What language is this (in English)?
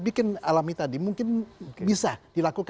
Indonesian